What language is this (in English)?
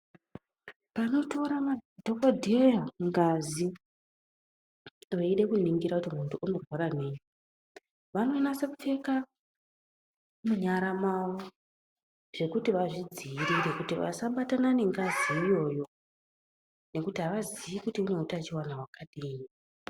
Ndau